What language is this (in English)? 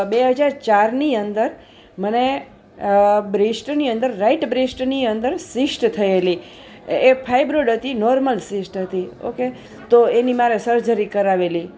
Gujarati